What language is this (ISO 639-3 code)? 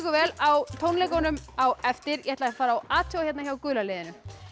isl